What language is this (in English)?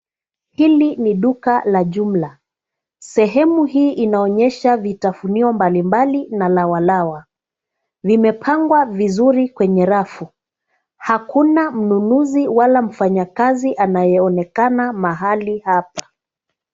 Swahili